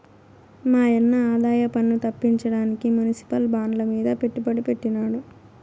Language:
Telugu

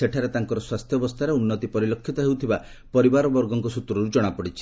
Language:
Odia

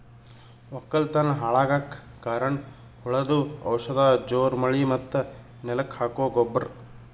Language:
Kannada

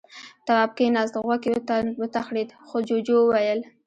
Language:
Pashto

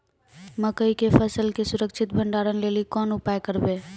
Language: Maithili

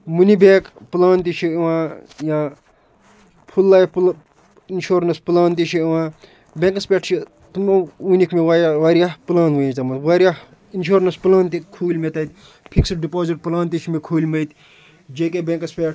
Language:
Kashmiri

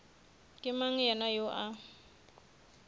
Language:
Northern Sotho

